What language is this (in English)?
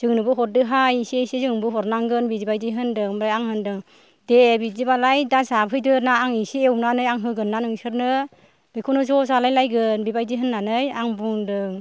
Bodo